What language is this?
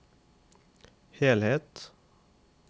Norwegian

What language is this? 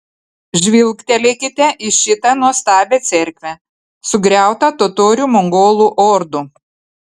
Lithuanian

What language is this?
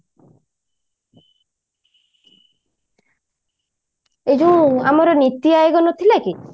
Odia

